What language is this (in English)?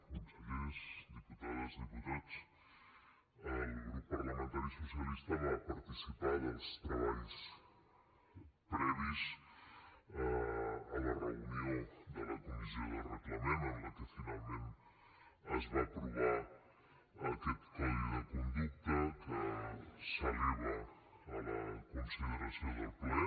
Catalan